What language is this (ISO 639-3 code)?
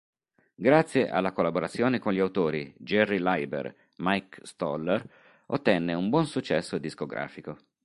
ita